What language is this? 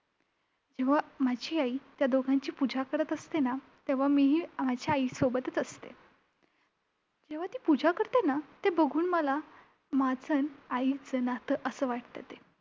Marathi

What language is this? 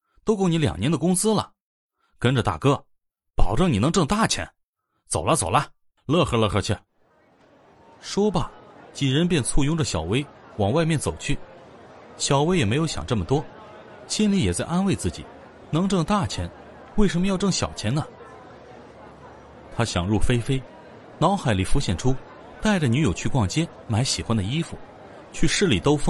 Chinese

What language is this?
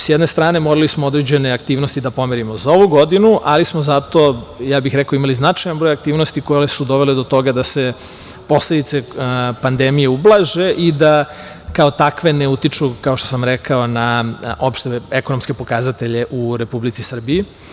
Serbian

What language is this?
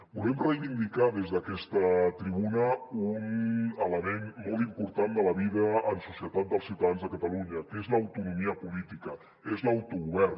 Catalan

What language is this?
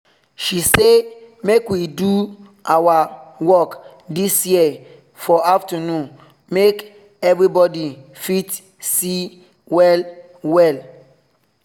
Nigerian Pidgin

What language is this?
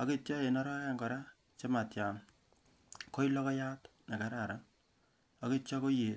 Kalenjin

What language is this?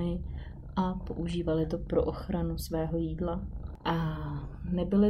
Czech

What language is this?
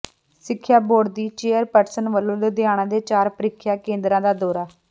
Punjabi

